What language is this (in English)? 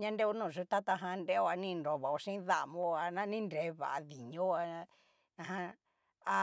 Cacaloxtepec Mixtec